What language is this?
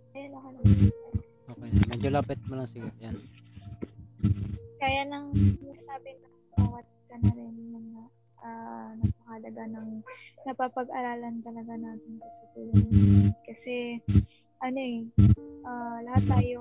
Filipino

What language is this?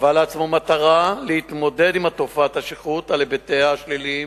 Hebrew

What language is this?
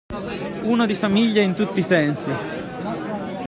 Italian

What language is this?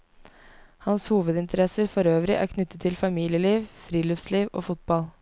Norwegian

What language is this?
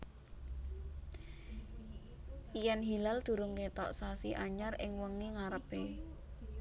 Javanese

